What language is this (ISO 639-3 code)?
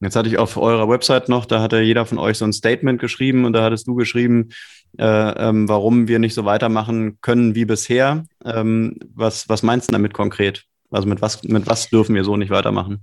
deu